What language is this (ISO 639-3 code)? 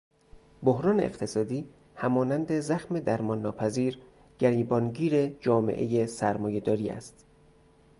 fas